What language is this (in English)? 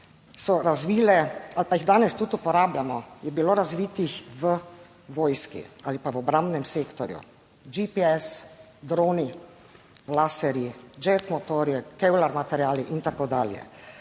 Slovenian